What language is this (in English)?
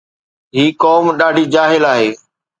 Sindhi